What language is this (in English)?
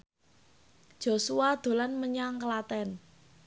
Javanese